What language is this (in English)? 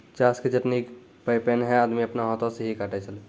Maithili